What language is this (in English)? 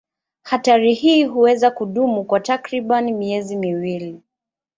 Swahili